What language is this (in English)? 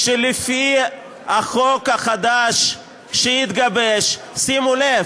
Hebrew